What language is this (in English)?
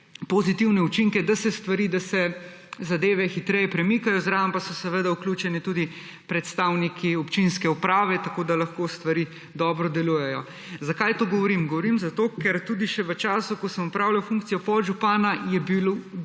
Slovenian